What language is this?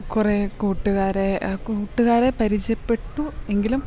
Malayalam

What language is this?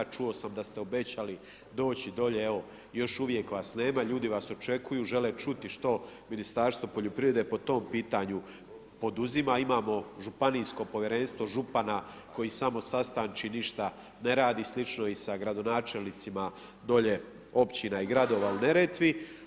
Croatian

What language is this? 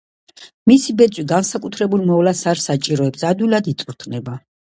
Georgian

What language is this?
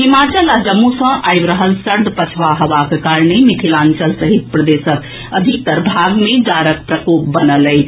Maithili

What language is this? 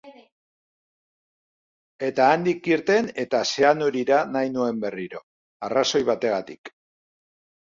Basque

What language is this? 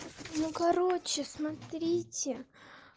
Russian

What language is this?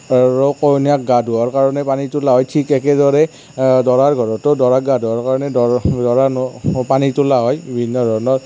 Assamese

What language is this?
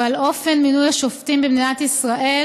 Hebrew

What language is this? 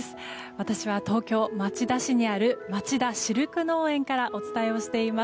Japanese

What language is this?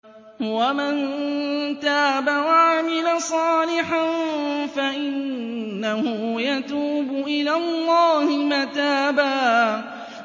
Arabic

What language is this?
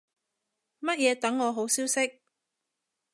Cantonese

